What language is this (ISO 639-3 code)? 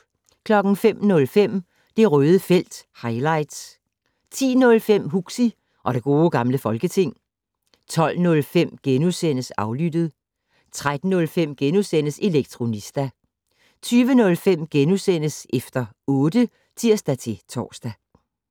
dan